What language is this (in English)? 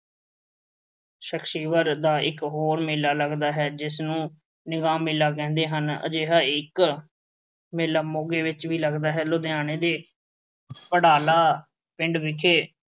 Punjabi